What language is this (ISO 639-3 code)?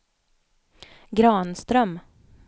swe